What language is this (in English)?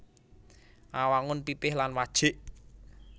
Javanese